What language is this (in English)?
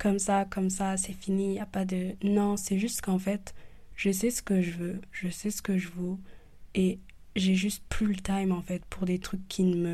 French